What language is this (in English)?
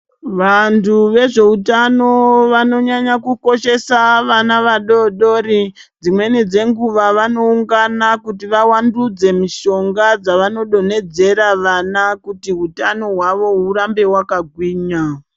Ndau